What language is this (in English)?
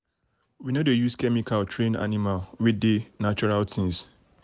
Nigerian Pidgin